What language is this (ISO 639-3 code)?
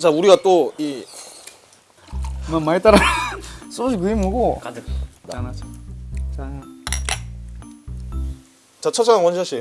kor